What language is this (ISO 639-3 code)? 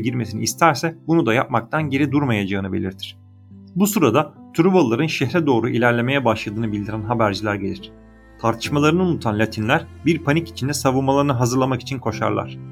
tur